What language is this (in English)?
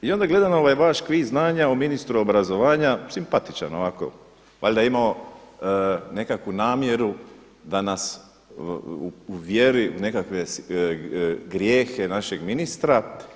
Croatian